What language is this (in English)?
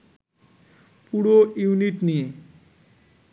Bangla